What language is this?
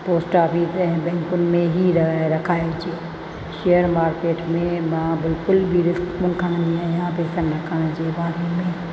Sindhi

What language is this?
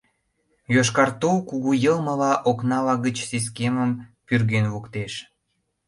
Mari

